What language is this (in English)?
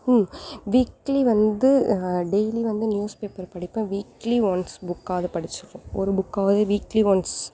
Tamil